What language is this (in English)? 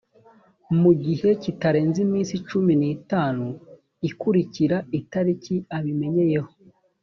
Kinyarwanda